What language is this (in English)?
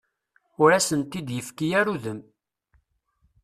Kabyle